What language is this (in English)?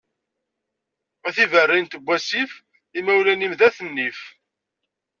Kabyle